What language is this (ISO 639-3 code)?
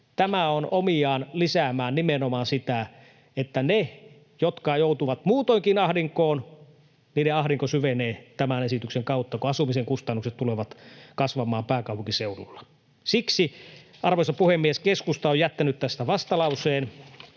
fin